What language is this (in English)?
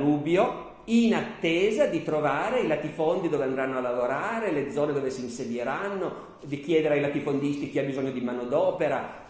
Italian